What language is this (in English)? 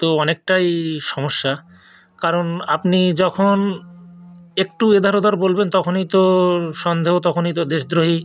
Bangla